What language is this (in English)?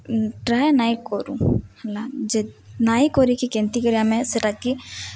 Odia